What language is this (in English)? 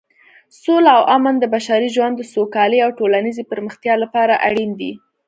Pashto